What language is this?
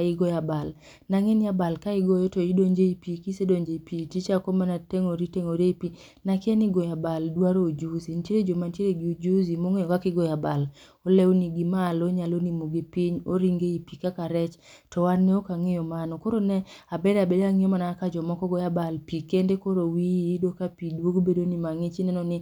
Luo (Kenya and Tanzania)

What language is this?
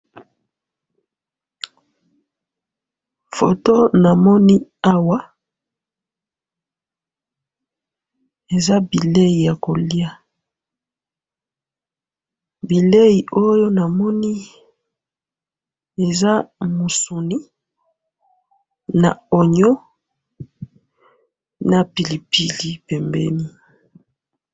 Lingala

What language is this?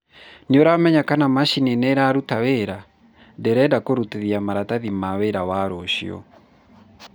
Kikuyu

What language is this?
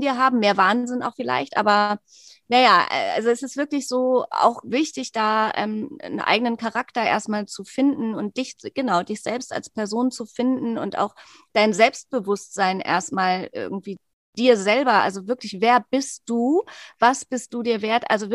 German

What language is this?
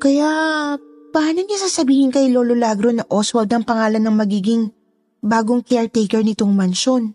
Filipino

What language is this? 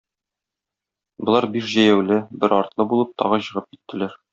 Tatar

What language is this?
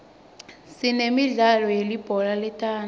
Swati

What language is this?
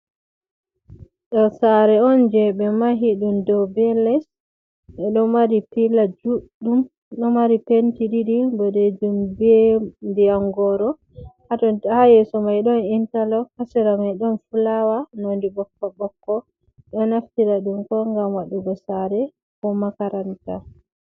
Fula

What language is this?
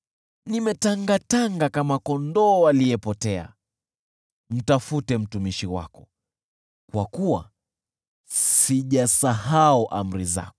Swahili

